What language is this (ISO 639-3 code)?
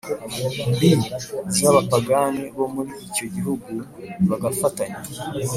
kin